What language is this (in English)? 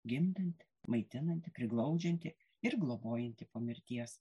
Lithuanian